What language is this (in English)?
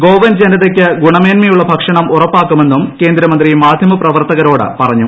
Malayalam